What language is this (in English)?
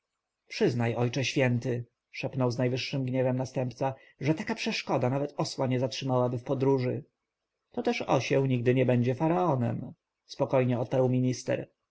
Polish